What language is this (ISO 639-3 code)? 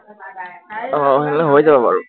asm